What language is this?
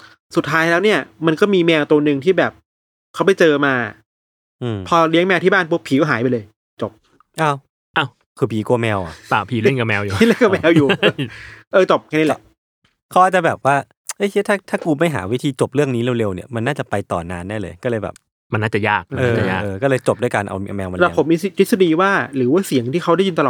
Thai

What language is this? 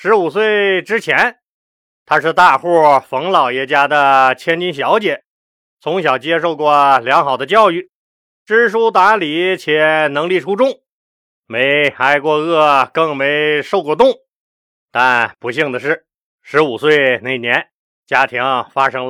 Chinese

